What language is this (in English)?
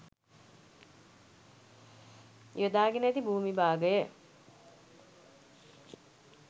Sinhala